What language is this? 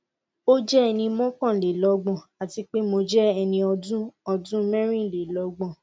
Yoruba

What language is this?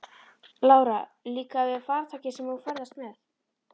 Icelandic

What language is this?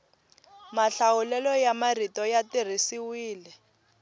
Tsonga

